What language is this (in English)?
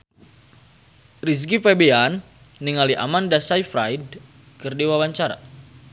Sundanese